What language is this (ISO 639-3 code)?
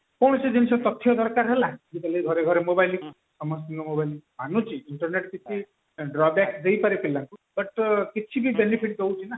ori